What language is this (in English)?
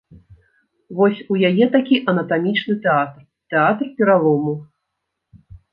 Belarusian